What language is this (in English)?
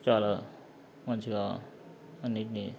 Telugu